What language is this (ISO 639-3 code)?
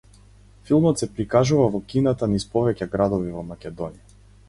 mkd